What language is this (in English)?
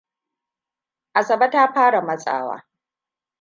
Hausa